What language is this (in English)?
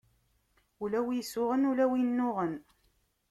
Kabyle